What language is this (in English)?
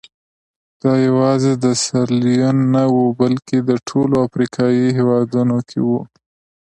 Pashto